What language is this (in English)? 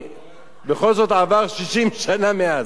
Hebrew